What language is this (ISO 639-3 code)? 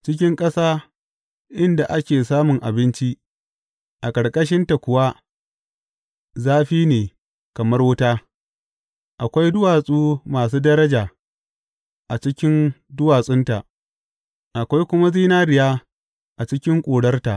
hau